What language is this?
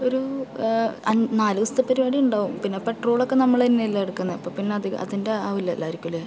Malayalam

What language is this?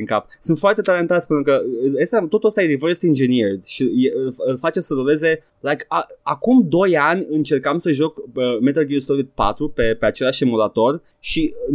Romanian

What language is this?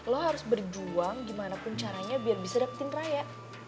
Indonesian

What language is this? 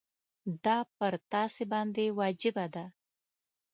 Pashto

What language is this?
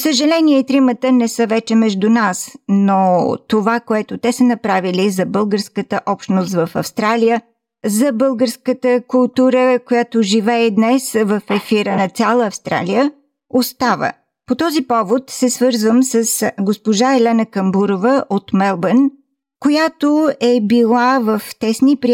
Bulgarian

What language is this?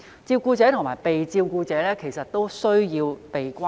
Cantonese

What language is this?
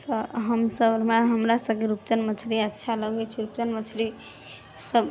Maithili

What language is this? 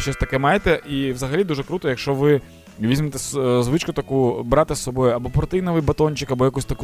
Ukrainian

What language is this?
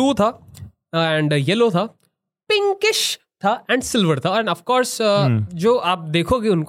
Hindi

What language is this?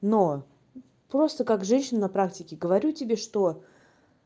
Russian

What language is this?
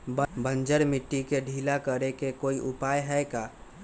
Magahi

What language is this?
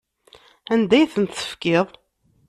Kabyle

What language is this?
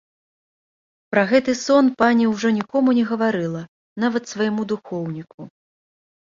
Belarusian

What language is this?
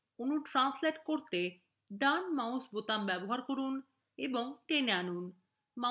Bangla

